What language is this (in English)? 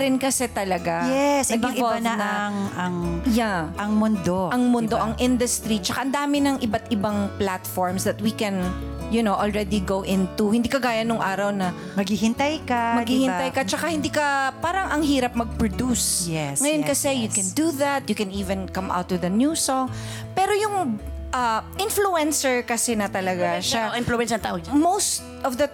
Filipino